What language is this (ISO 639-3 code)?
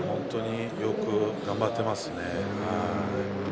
jpn